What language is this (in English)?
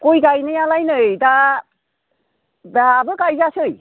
Bodo